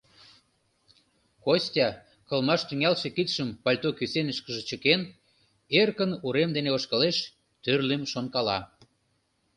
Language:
Mari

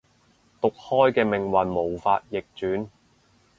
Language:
Cantonese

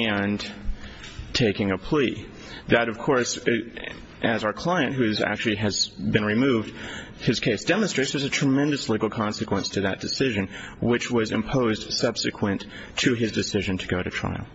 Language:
English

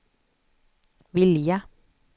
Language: Swedish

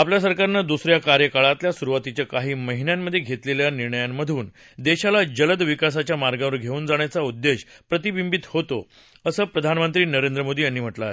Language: Marathi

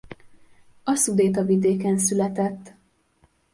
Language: Hungarian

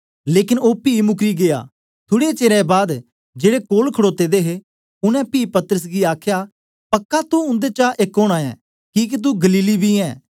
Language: Dogri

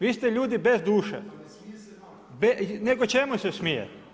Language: Croatian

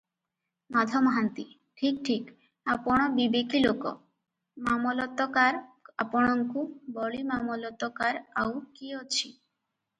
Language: Odia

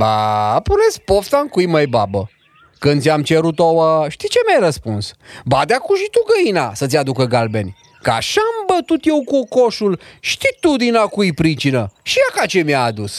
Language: Romanian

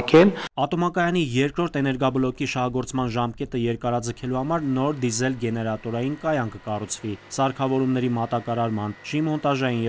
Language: Turkish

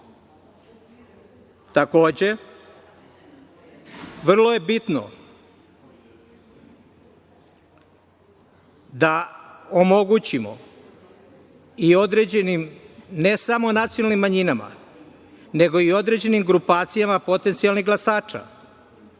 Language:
Serbian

